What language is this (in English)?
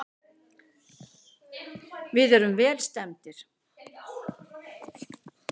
Icelandic